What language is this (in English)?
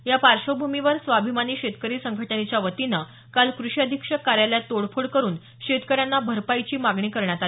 Marathi